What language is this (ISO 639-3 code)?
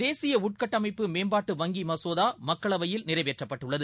tam